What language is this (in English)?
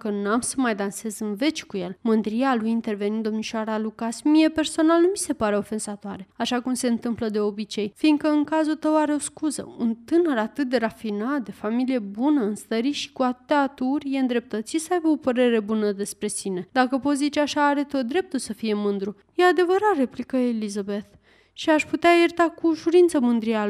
Romanian